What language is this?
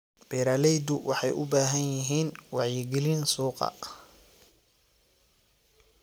Somali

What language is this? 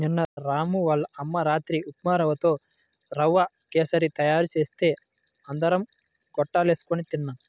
Telugu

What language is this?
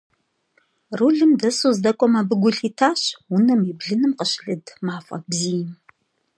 Kabardian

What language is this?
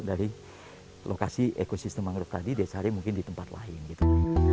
Indonesian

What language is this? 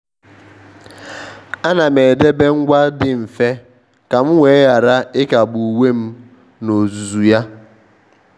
Igbo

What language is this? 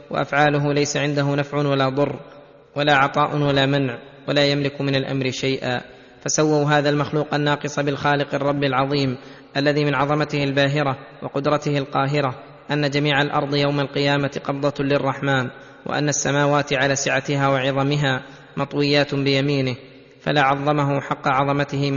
Arabic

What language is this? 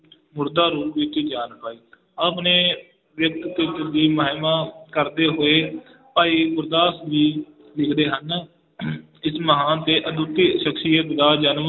Punjabi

